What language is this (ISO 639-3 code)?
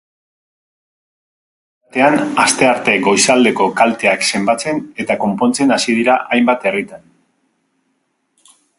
eus